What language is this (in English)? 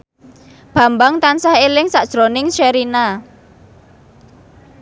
Javanese